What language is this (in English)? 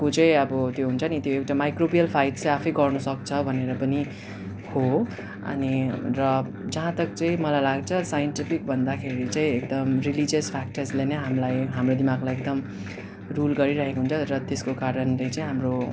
Nepali